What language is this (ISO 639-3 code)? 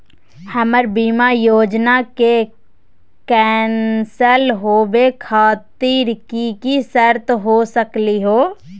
mag